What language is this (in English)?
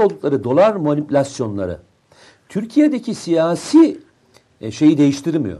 Turkish